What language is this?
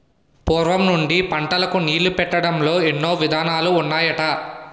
Telugu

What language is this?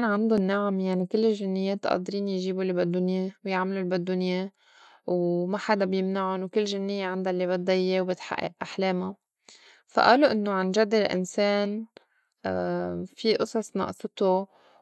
North Levantine Arabic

